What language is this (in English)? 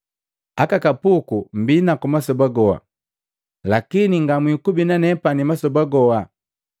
Matengo